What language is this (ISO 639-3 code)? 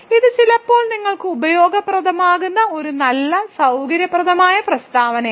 mal